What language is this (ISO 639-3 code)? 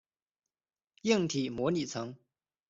zho